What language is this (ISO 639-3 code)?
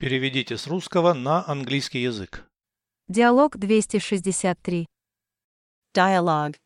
rus